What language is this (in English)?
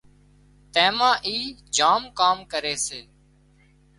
Wadiyara Koli